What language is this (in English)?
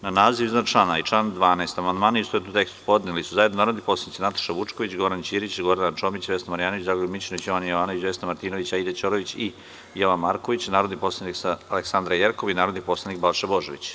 Serbian